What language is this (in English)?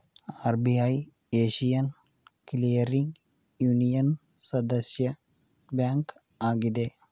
Kannada